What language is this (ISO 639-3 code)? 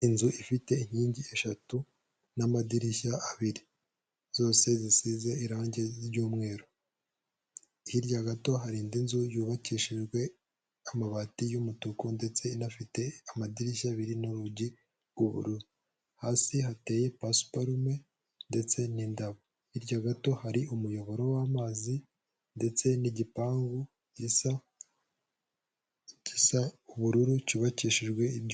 kin